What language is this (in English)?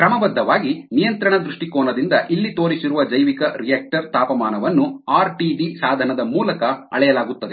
Kannada